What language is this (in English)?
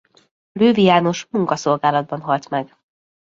Hungarian